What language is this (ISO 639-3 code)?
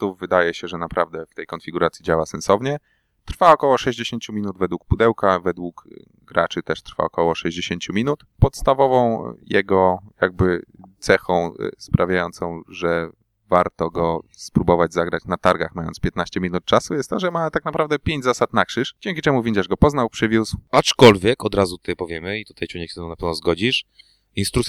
pol